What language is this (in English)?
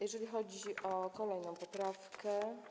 Polish